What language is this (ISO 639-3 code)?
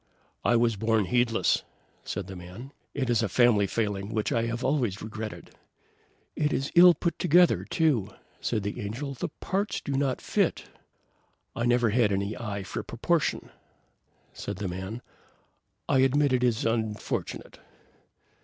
eng